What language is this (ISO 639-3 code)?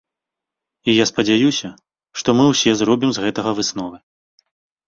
bel